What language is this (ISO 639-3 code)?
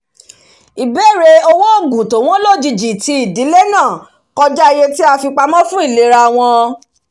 yor